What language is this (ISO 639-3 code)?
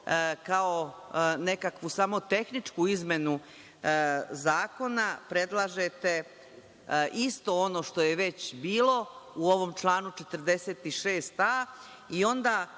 srp